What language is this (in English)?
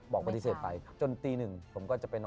Thai